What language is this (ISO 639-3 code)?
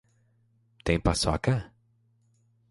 por